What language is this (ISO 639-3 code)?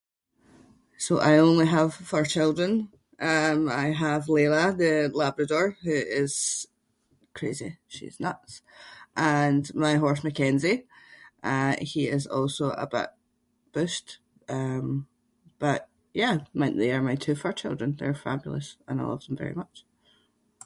sco